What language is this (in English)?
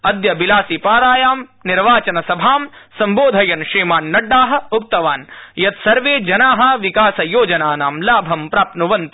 Sanskrit